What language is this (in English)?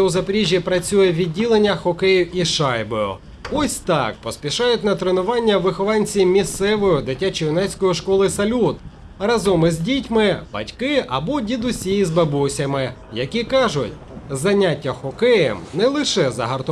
Ukrainian